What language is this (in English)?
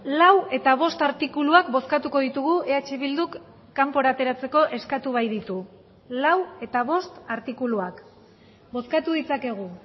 Basque